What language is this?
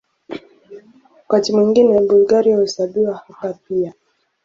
Swahili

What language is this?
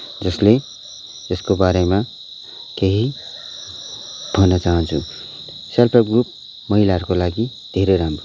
Nepali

